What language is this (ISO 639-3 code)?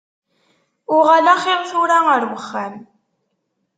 kab